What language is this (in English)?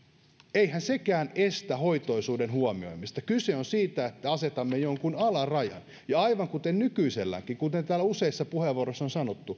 Finnish